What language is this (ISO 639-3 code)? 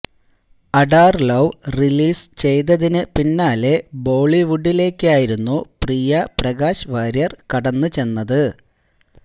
mal